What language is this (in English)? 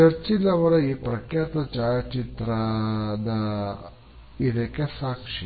Kannada